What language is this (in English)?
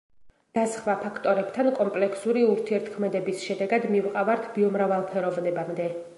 Georgian